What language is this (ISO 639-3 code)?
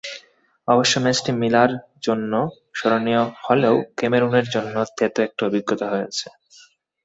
ben